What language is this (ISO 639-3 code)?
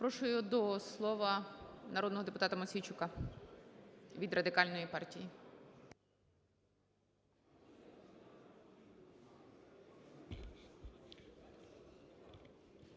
ukr